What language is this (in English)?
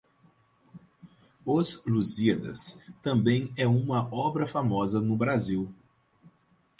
Portuguese